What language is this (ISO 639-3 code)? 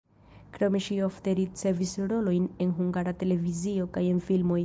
epo